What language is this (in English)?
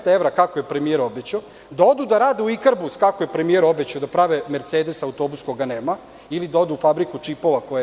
Serbian